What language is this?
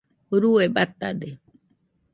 Nüpode Huitoto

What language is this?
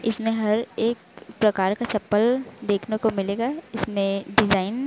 Hindi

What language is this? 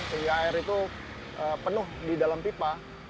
Indonesian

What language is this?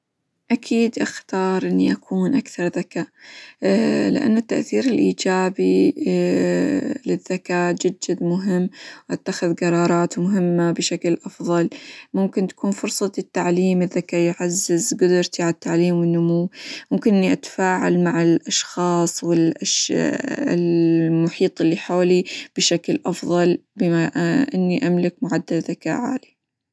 Hijazi Arabic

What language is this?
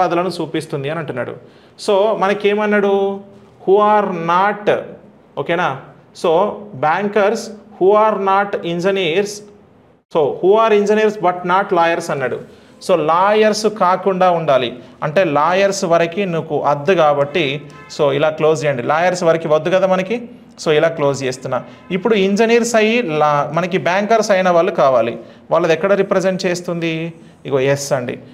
Telugu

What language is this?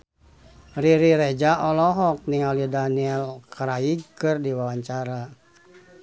Sundanese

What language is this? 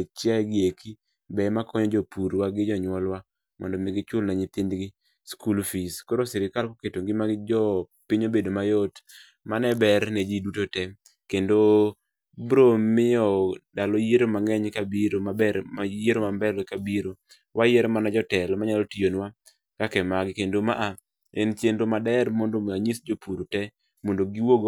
Luo (Kenya and Tanzania)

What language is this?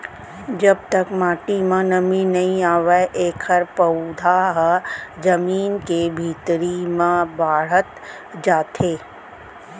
Chhattisgarhi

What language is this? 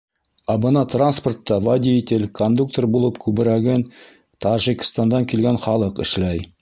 Bashkir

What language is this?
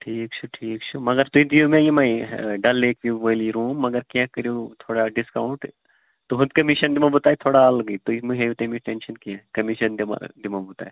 Kashmiri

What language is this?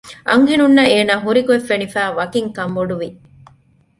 Divehi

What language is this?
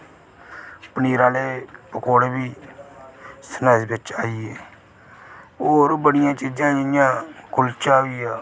Dogri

